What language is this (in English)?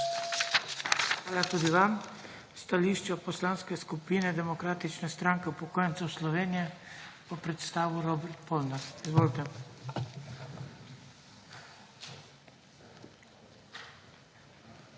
Slovenian